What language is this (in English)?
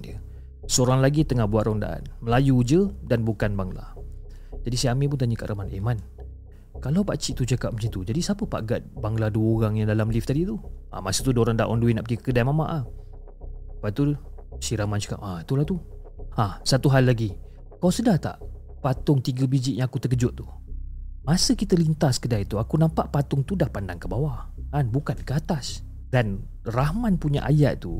Malay